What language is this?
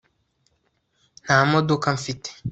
Kinyarwanda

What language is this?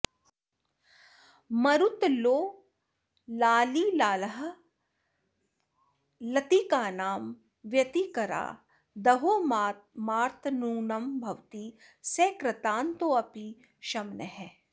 Sanskrit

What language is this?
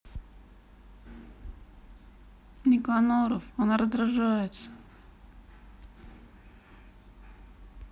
Russian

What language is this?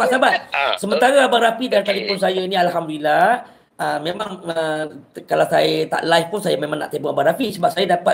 Malay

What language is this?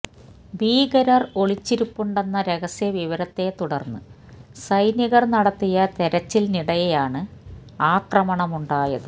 Malayalam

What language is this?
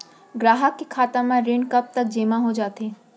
Chhattisgarhi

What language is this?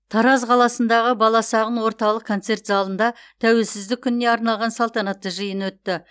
Kazakh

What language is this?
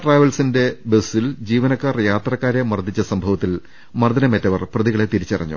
Malayalam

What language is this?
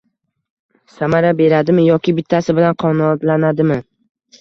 Uzbek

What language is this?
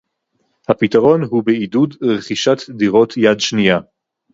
Hebrew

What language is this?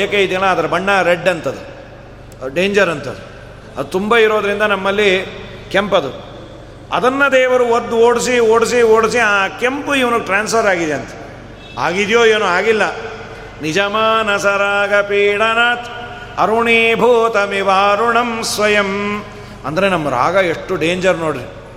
Kannada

